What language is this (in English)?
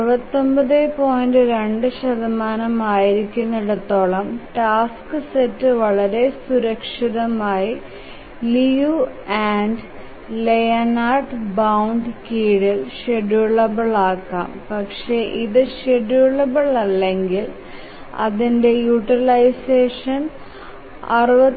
Malayalam